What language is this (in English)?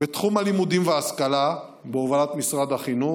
Hebrew